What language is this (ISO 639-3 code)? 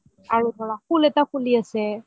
asm